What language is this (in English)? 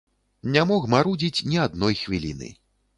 Belarusian